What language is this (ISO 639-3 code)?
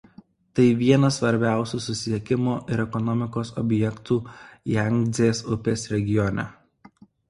lit